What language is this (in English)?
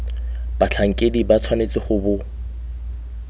Tswana